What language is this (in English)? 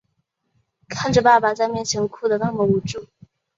Chinese